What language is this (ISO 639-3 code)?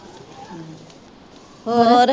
pan